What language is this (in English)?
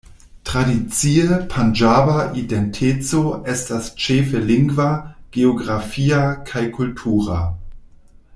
Esperanto